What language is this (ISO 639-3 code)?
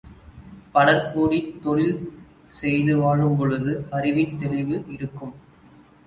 tam